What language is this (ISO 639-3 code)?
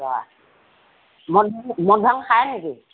asm